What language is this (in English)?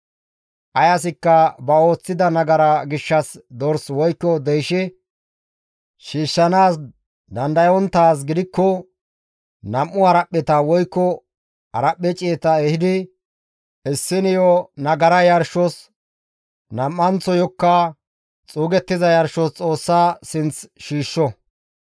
Gamo